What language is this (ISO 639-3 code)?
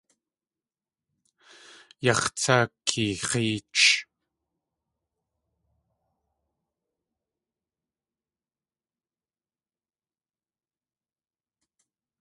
tli